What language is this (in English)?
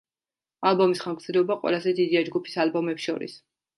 Georgian